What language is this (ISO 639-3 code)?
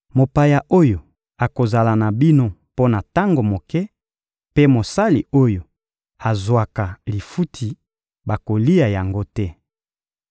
lin